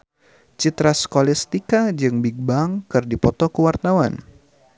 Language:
Sundanese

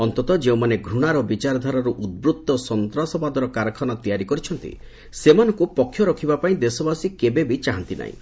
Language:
Odia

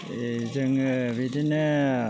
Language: Bodo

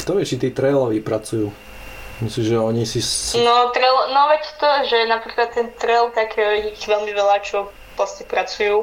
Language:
Slovak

